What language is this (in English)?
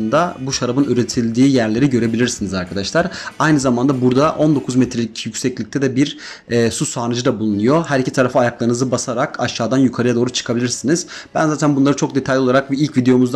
Turkish